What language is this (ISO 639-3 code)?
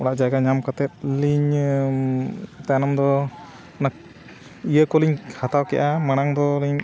sat